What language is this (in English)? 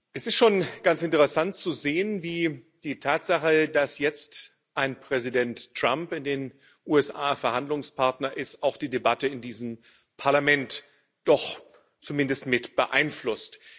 German